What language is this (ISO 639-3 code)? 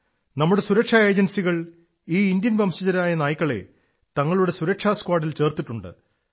mal